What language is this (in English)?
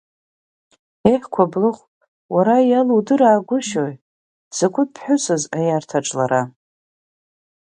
Abkhazian